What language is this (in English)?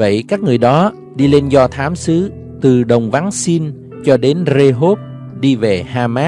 Vietnamese